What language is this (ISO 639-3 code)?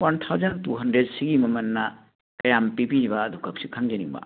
mni